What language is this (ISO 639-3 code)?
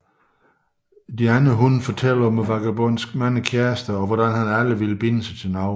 dan